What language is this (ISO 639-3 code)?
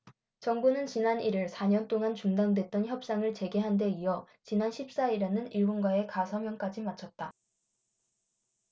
kor